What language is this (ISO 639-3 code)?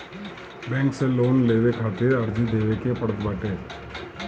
bho